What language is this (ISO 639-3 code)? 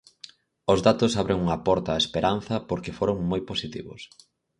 glg